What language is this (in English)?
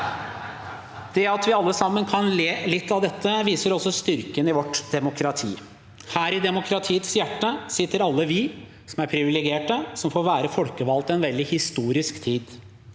Norwegian